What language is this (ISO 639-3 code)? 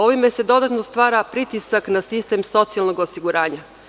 srp